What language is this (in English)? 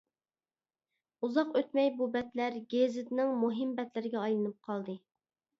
Uyghur